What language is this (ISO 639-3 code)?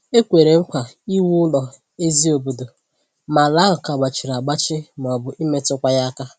ibo